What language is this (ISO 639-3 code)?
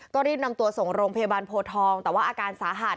tha